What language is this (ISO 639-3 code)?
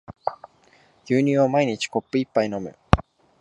jpn